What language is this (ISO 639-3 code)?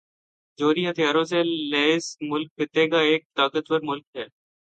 urd